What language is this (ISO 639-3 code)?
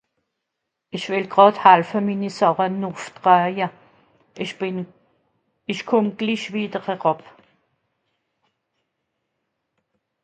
gsw